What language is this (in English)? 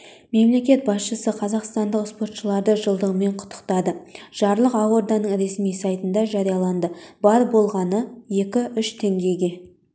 Kazakh